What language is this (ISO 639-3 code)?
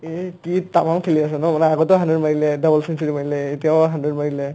asm